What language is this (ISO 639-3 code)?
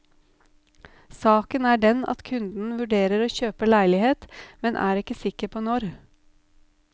nor